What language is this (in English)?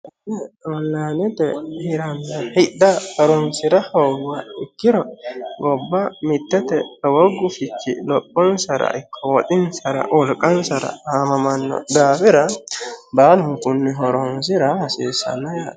Sidamo